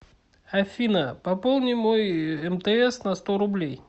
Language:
Russian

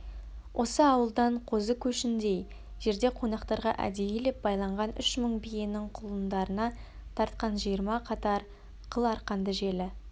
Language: Kazakh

